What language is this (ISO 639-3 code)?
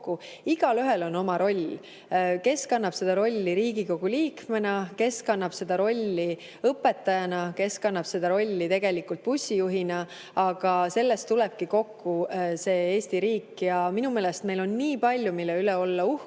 est